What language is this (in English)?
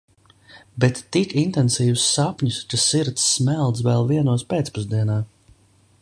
Latvian